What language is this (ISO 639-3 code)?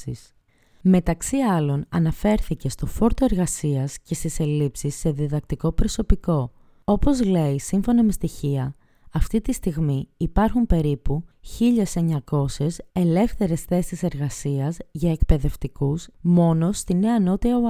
ell